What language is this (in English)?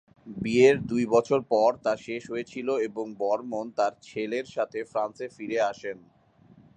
Bangla